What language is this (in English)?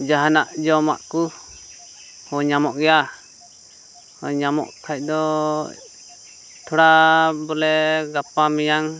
Santali